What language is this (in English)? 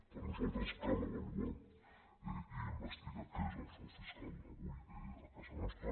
Catalan